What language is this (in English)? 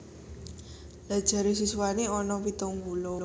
Javanese